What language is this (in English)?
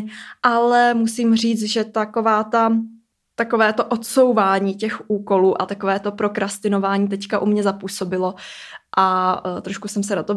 Czech